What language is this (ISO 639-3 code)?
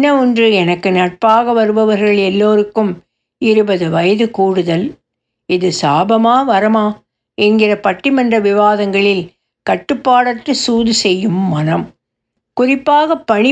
tam